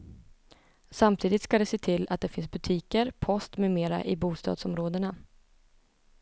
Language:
Swedish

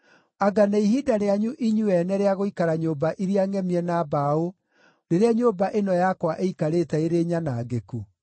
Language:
Kikuyu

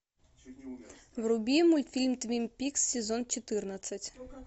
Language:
Russian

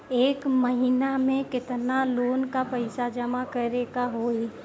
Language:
Bhojpuri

